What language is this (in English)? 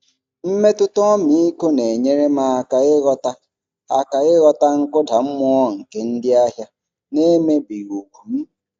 Igbo